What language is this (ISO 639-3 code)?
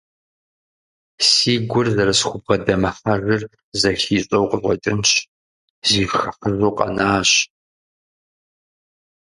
kbd